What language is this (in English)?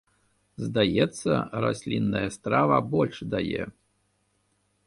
Belarusian